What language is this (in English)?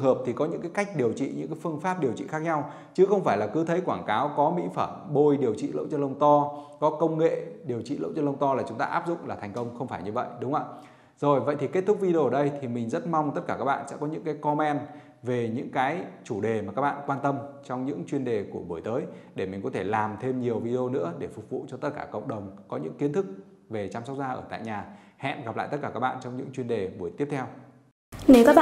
Vietnamese